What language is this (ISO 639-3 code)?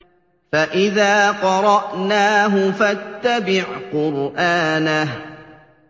ara